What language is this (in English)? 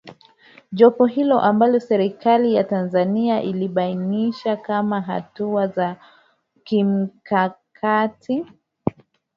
Swahili